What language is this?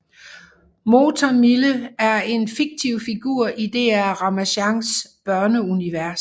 Danish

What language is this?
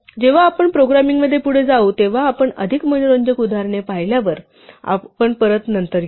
Marathi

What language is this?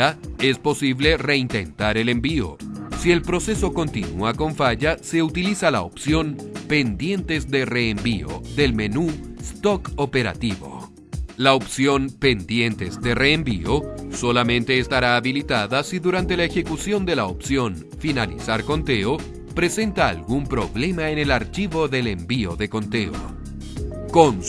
Spanish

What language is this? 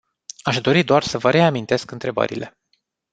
Romanian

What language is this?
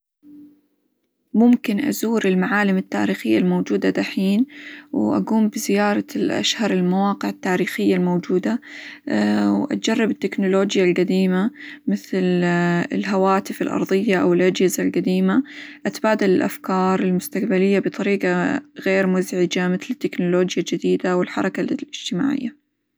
Hijazi Arabic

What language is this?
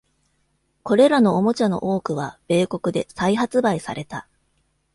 Japanese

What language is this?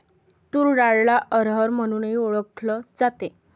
Marathi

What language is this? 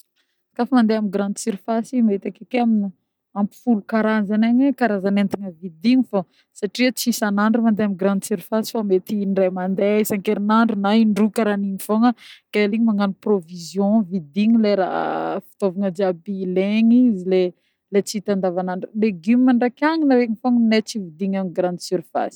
Northern Betsimisaraka Malagasy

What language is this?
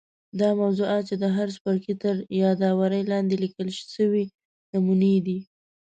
Pashto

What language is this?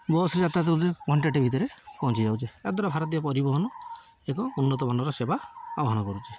Odia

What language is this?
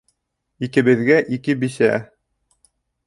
Bashkir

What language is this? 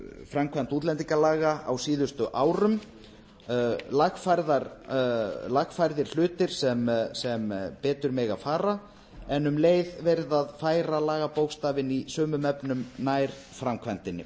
Icelandic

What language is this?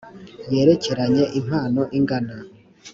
Kinyarwanda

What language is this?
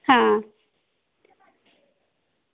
Dogri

